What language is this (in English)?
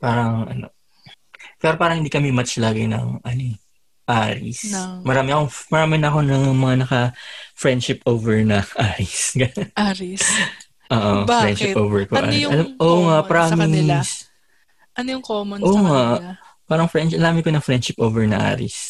Filipino